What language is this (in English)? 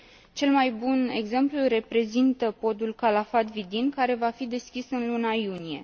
Romanian